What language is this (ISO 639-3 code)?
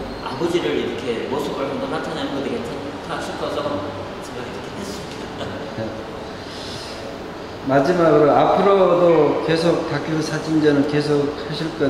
kor